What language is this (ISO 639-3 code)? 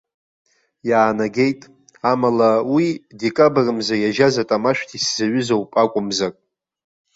abk